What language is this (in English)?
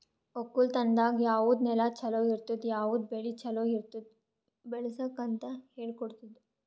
Kannada